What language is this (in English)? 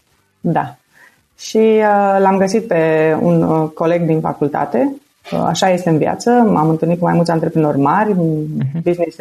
Romanian